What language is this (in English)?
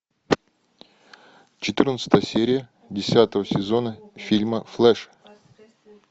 Russian